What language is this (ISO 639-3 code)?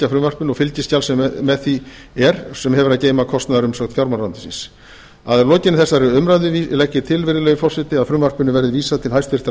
isl